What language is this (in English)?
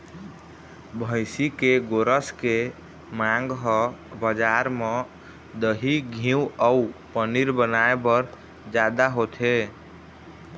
Chhattisgarhi